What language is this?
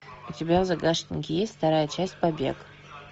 Russian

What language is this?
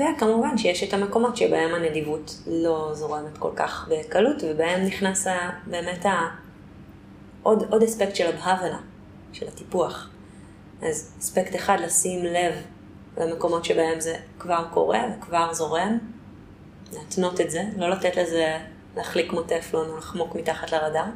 Hebrew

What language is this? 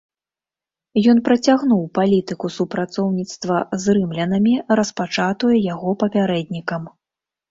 Belarusian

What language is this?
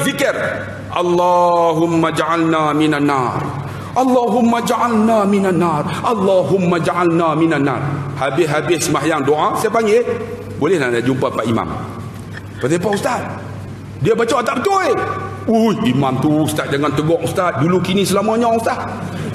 Malay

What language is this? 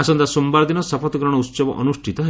Odia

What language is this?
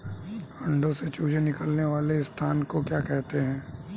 Hindi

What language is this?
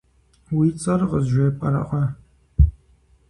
Kabardian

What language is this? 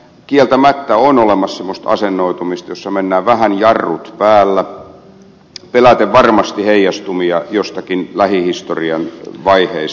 Finnish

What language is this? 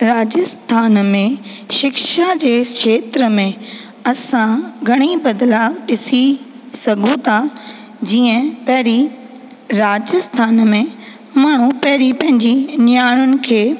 Sindhi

